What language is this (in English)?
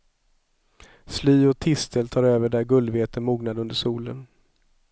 Swedish